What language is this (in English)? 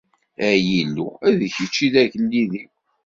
Kabyle